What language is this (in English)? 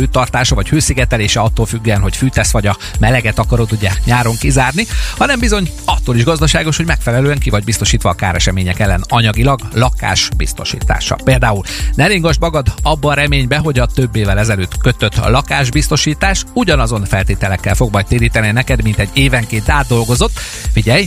Hungarian